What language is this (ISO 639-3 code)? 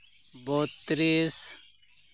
sat